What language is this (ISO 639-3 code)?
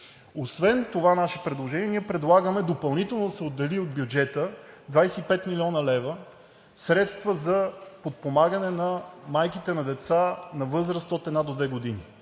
bul